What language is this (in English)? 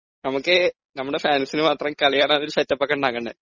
Malayalam